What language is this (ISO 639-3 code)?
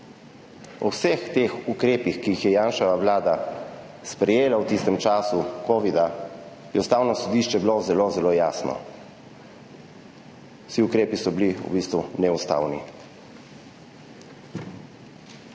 slv